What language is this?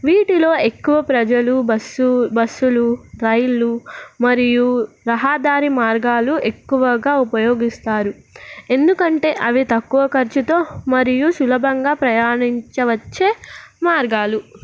Telugu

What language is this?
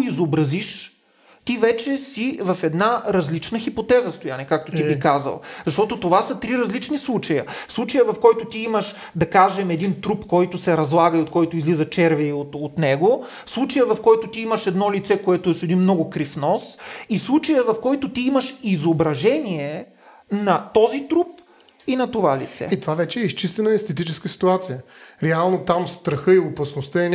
Bulgarian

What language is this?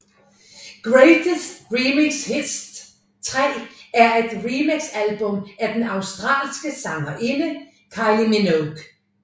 Danish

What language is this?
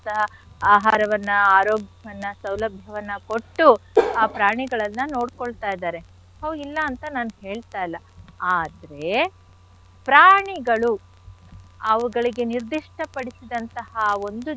Kannada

